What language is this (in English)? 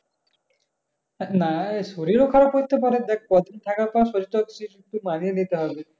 Bangla